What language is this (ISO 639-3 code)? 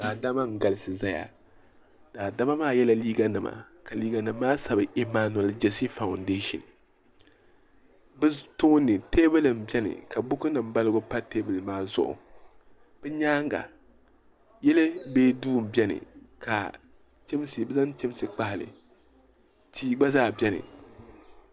dag